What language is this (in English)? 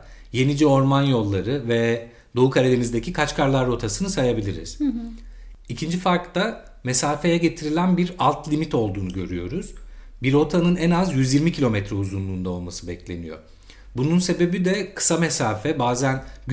Turkish